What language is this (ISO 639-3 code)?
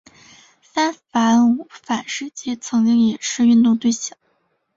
zho